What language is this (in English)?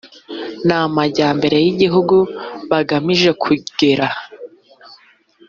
Kinyarwanda